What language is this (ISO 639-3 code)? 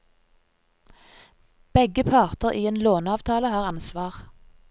nor